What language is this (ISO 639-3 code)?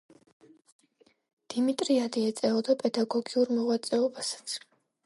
kat